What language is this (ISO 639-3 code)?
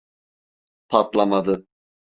tur